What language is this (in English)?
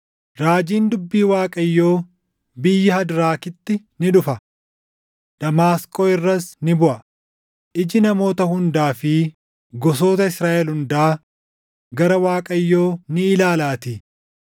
Oromo